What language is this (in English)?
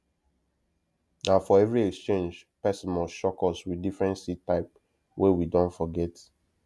Nigerian Pidgin